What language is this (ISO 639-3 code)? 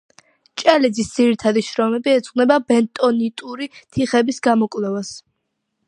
kat